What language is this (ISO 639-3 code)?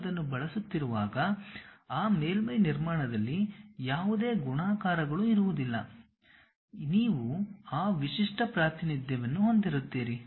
kan